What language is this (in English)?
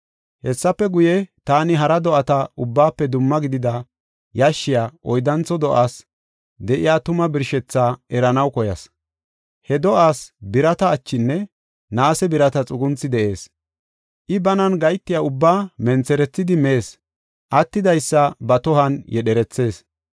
Gofa